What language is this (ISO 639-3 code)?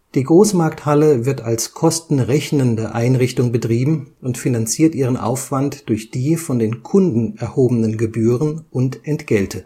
deu